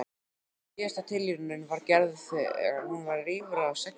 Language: Icelandic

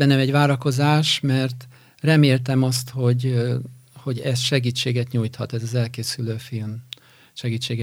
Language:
Hungarian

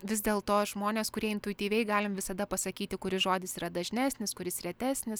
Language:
Lithuanian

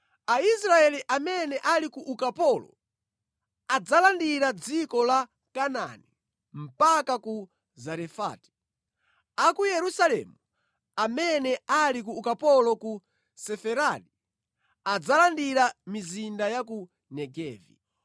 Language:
Nyanja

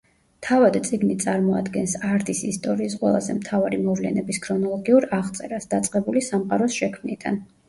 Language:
Georgian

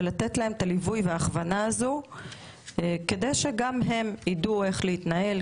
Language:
Hebrew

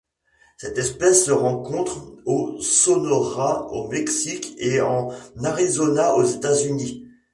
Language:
French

